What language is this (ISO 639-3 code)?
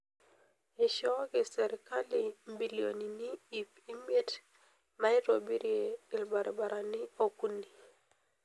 mas